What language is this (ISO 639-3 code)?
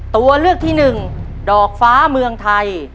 tha